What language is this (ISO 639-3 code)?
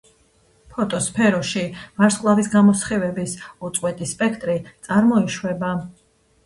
kat